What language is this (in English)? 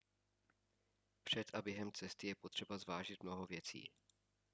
Czech